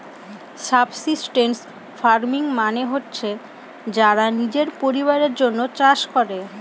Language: Bangla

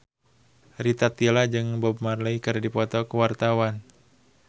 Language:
Sundanese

